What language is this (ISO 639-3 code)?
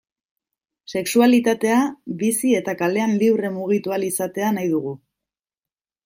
eus